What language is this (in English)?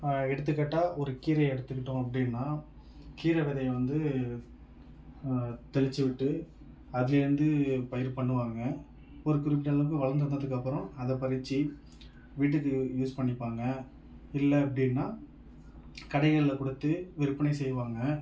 Tamil